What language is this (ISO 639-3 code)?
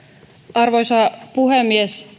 fin